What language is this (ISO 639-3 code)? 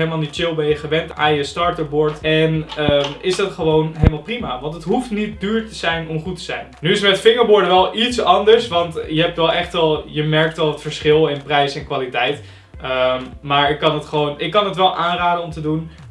nld